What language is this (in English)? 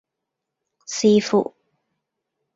Cantonese